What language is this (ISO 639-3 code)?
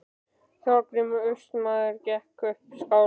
isl